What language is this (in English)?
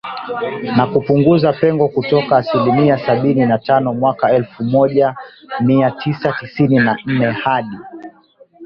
Swahili